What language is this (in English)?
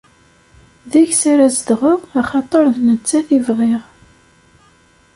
Kabyle